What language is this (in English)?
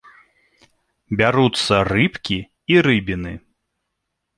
Belarusian